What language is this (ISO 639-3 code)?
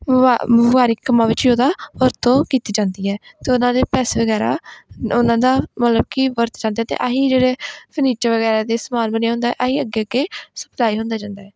pan